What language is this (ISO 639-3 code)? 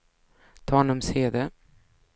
swe